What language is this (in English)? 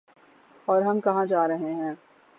Urdu